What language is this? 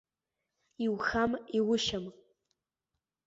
Abkhazian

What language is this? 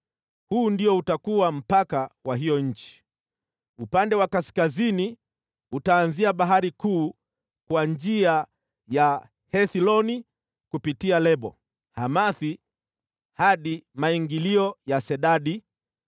Swahili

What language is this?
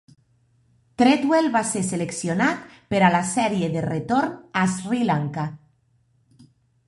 Catalan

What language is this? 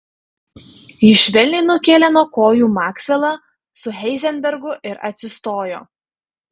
Lithuanian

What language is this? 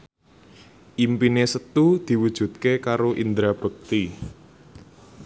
Javanese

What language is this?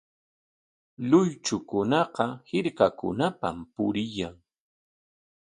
Corongo Ancash Quechua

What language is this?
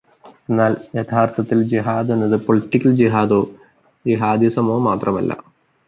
Malayalam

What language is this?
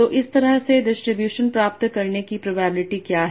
Hindi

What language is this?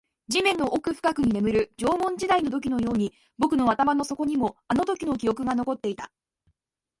Japanese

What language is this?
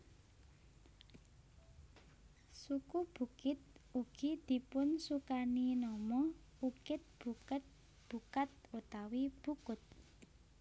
Javanese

